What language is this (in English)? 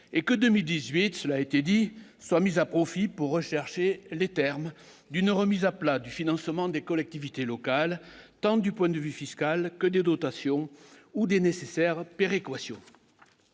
French